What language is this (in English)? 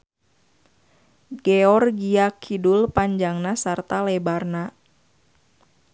Sundanese